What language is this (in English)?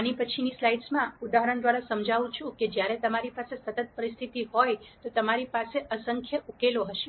Gujarati